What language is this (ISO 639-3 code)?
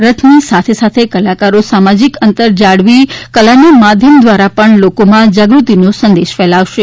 guj